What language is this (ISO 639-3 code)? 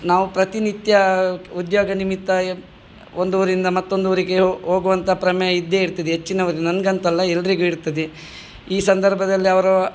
kan